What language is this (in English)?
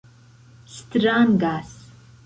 Esperanto